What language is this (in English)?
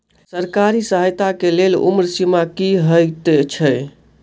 Maithili